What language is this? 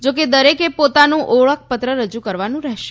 Gujarati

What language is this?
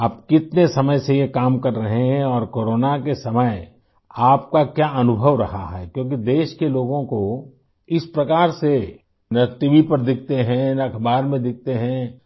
Urdu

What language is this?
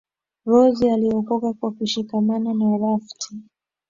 Swahili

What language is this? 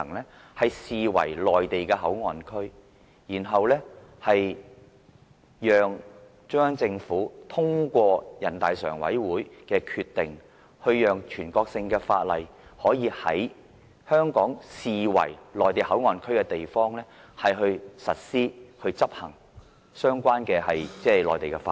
Cantonese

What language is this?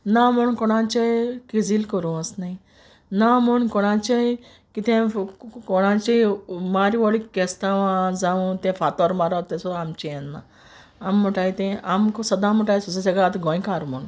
Konkani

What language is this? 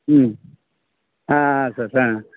Kannada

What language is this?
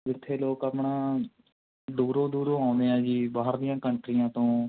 Punjabi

